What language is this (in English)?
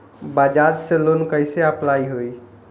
Bhojpuri